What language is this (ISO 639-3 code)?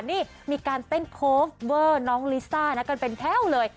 tha